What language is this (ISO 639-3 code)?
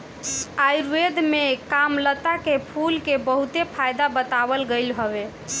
bho